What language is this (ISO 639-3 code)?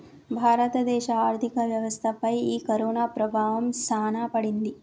tel